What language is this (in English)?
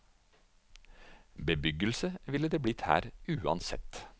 Norwegian